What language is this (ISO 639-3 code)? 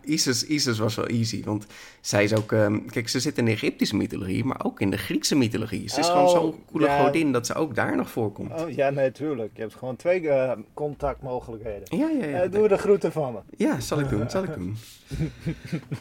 nld